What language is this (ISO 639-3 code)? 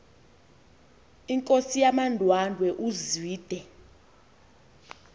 xho